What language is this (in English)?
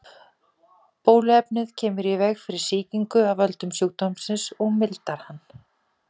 Icelandic